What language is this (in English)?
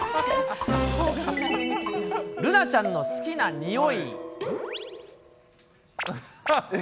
Japanese